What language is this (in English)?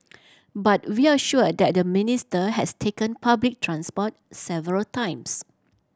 English